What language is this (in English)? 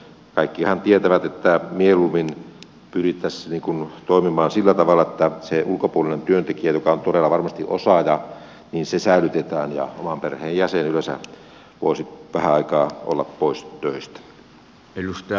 Finnish